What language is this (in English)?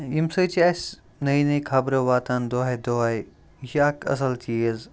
Kashmiri